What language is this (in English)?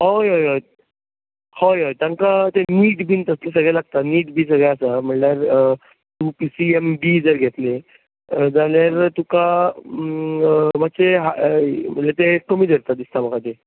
Konkani